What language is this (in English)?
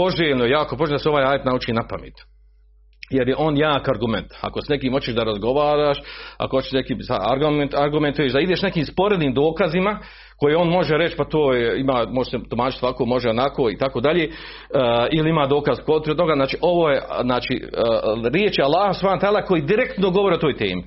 Croatian